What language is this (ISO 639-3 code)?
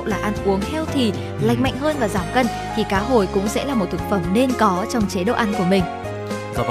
vie